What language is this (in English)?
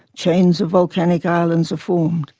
English